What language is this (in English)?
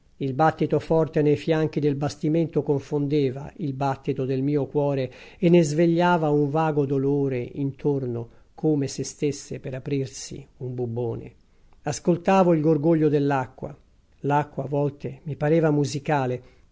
Italian